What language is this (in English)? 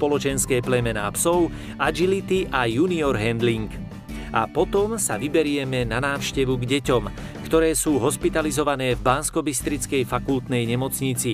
Slovak